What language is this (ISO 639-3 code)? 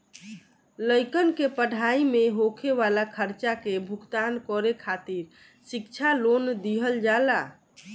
bho